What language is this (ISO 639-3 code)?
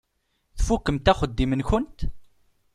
kab